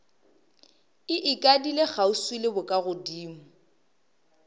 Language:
Northern Sotho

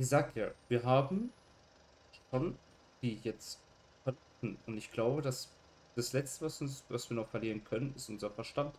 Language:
German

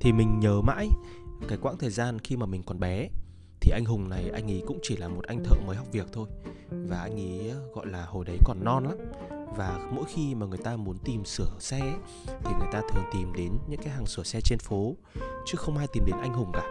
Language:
Vietnamese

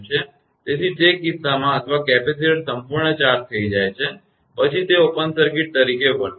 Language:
Gujarati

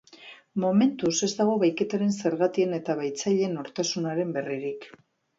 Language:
Basque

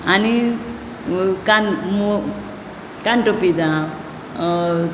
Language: Konkani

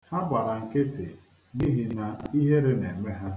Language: Igbo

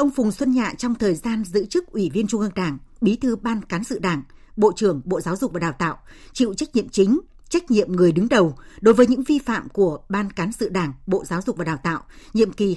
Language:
Vietnamese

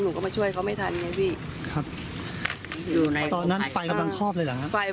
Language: Thai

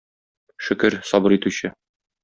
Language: Tatar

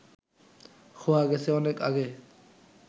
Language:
Bangla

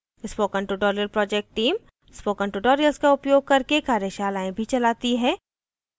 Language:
Hindi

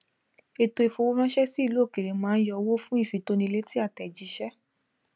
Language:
Yoruba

